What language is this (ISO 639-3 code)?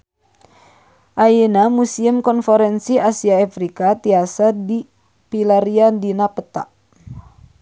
sun